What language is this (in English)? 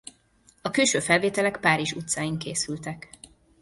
Hungarian